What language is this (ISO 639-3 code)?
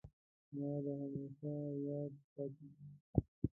pus